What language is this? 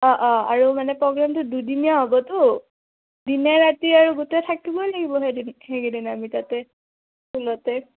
Assamese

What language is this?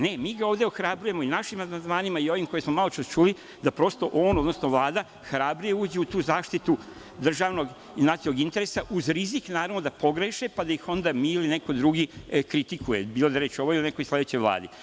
Serbian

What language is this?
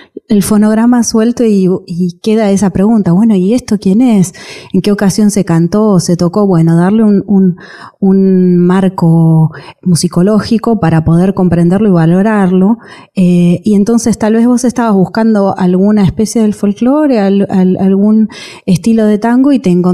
Spanish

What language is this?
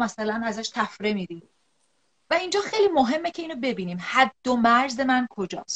Persian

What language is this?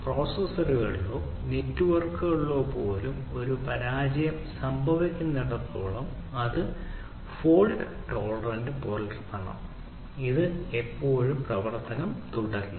Malayalam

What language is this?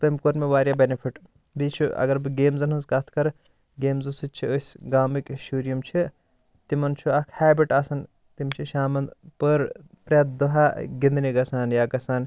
Kashmiri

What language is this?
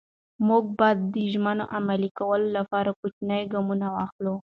Pashto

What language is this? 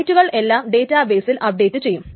Malayalam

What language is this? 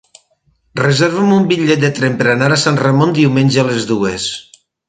Catalan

